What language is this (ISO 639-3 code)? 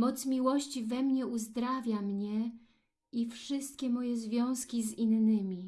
pol